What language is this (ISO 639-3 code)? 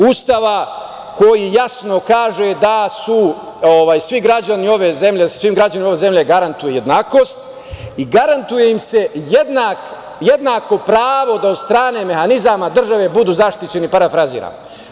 srp